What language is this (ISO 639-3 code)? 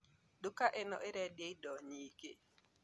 kik